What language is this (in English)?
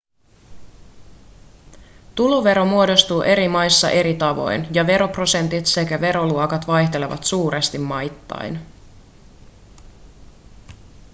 Finnish